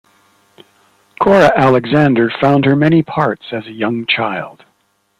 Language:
English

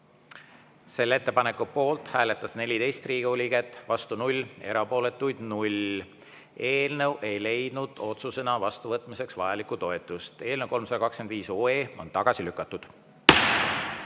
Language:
Estonian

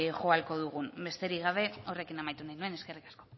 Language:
Basque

